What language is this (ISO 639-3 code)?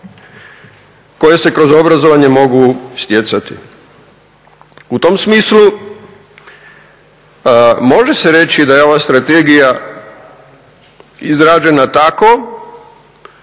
hrv